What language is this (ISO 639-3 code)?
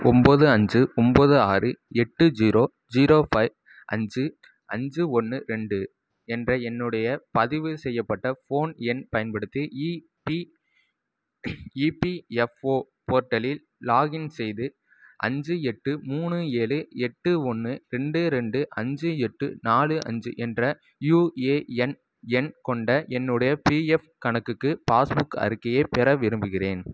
tam